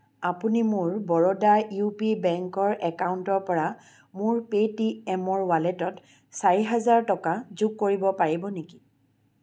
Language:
Assamese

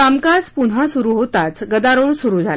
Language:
Marathi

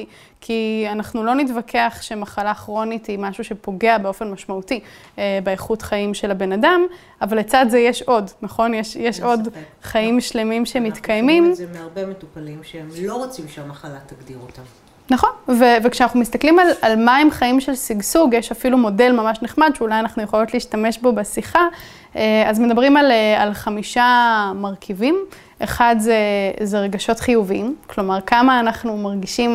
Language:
Hebrew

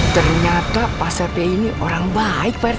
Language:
Indonesian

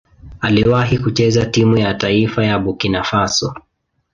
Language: Swahili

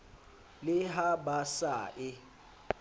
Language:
Southern Sotho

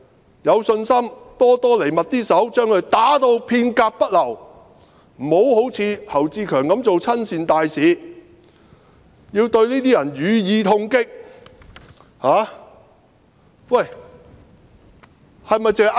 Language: Cantonese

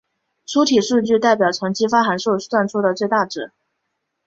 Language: Chinese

